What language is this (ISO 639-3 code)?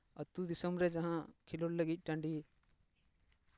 sat